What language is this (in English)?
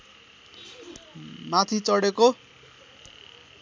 Nepali